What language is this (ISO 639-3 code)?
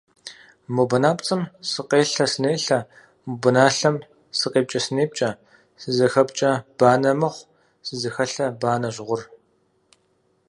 kbd